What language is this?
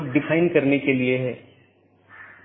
Hindi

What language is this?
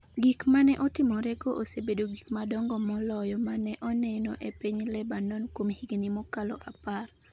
Luo (Kenya and Tanzania)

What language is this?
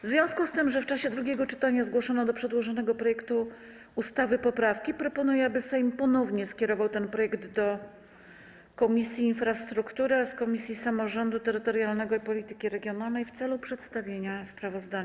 Polish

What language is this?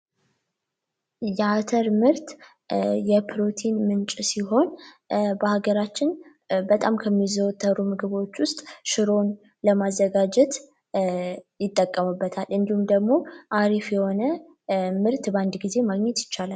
Amharic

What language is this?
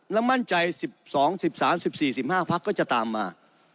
Thai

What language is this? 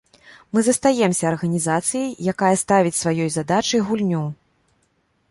Belarusian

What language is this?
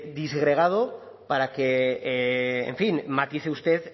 Spanish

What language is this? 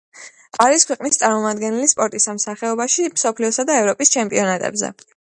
Georgian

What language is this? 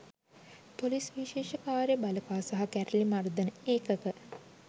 Sinhala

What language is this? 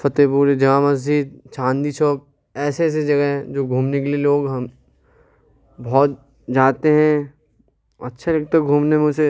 Urdu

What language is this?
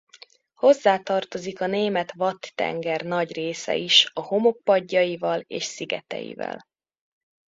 Hungarian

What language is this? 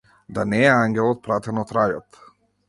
Macedonian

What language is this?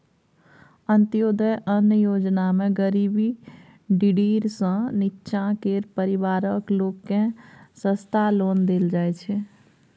Maithili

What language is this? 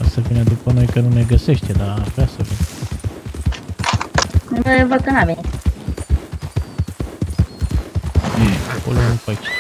Romanian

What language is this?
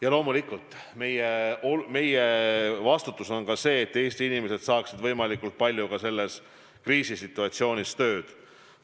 Estonian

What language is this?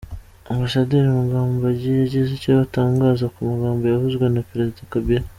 Kinyarwanda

